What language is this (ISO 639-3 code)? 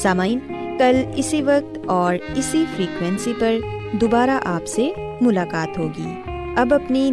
urd